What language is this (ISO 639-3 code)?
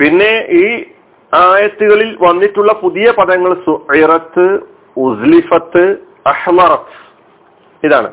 mal